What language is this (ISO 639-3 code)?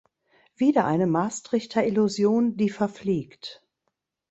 deu